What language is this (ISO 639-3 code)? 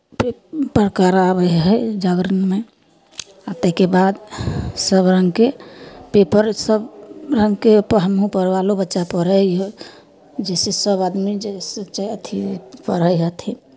mai